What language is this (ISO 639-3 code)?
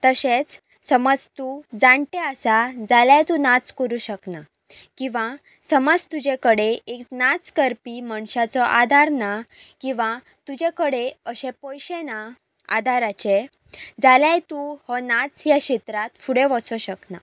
kok